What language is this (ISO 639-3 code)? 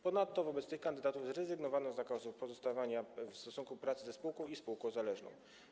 pol